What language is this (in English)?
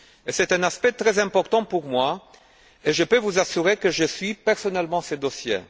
French